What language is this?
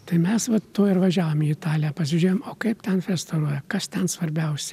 Lithuanian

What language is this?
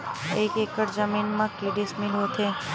Chhattisgarhi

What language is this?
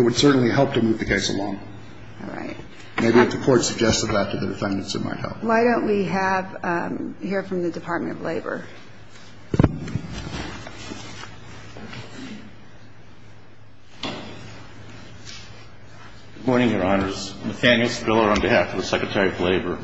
English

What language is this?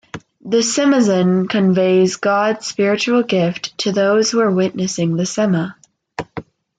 English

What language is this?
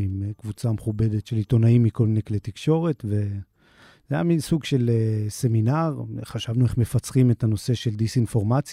Hebrew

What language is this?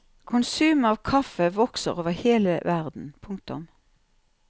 Norwegian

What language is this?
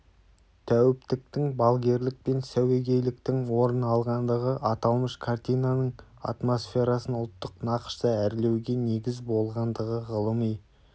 Kazakh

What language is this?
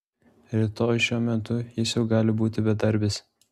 Lithuanian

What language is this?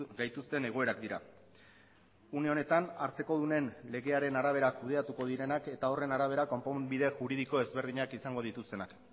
Basque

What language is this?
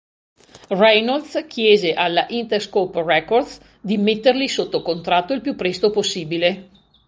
Italian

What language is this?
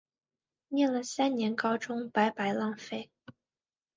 Chinese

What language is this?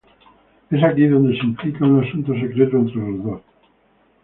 Spanish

